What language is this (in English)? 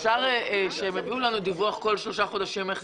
Hebrew